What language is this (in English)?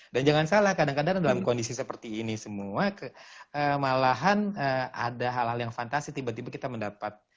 Indonesian